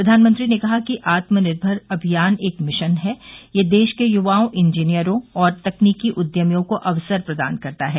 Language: Hindi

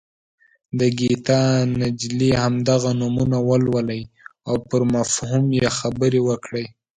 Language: Pashto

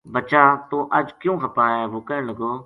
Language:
Gujari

